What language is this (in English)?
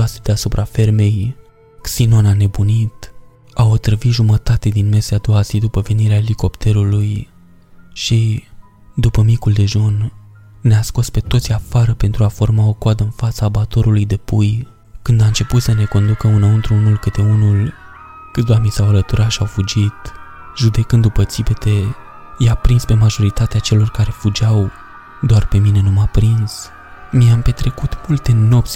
Romanian